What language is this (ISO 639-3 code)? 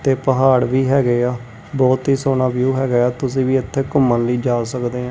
pan